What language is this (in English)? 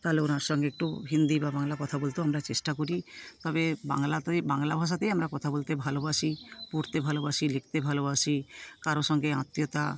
Bangla